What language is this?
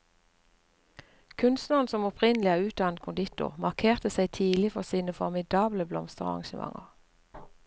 Norwegian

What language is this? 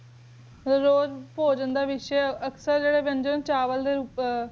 Punjabi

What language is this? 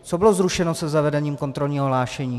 Czech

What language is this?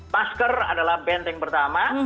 Indonesian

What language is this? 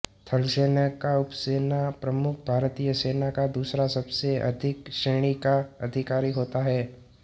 Hindi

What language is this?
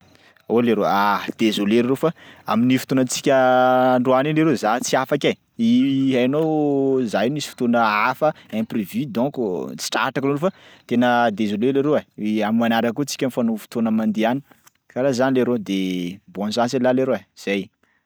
Sakalava Malagasy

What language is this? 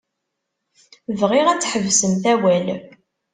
Kabyle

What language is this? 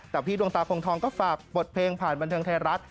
Thai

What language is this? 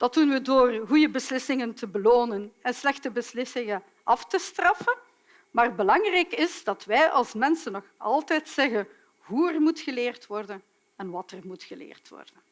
Dutch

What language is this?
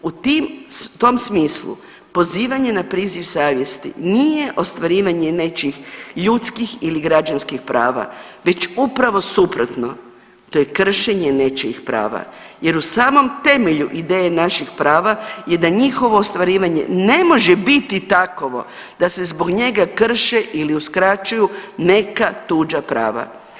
Croatian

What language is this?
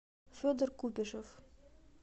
Russian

